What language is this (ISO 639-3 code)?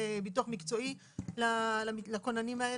heb